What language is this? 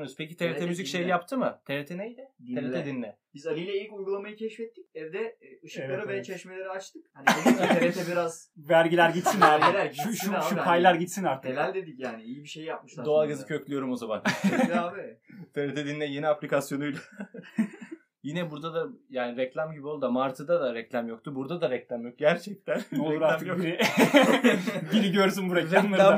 Turkish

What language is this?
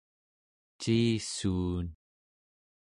Central Yupik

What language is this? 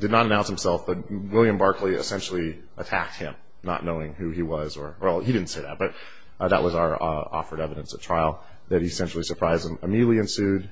English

